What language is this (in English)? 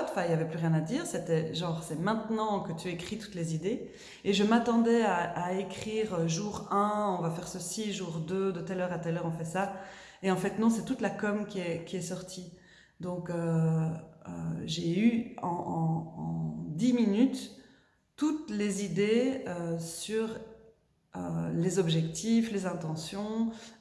French